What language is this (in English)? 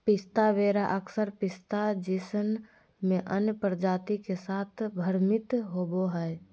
Magahi